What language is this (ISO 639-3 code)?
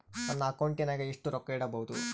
kan